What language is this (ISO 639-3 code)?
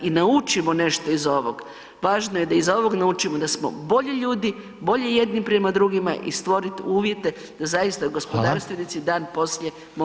hrv